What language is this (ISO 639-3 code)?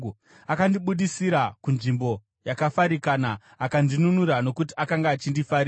sna